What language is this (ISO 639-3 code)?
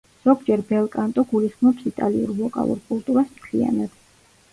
kat